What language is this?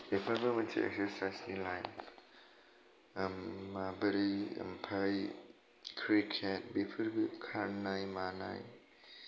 Bodo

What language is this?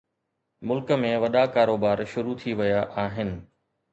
Sindhi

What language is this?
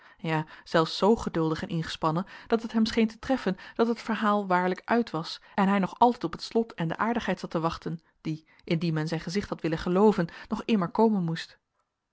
Dutch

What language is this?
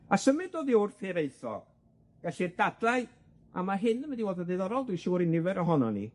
Welsh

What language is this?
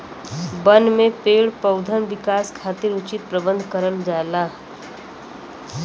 Bhojpuri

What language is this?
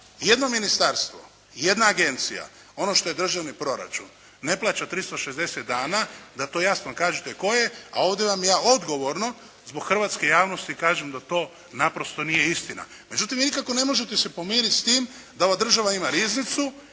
Croatian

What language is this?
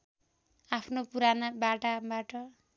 Nepali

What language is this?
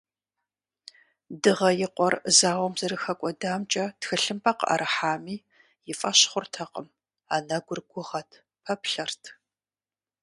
Kabardian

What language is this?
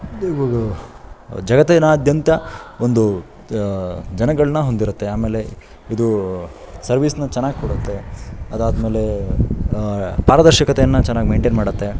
Kannada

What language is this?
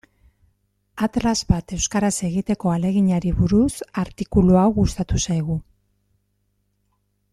Basque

